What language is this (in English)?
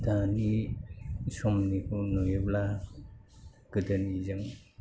Bodo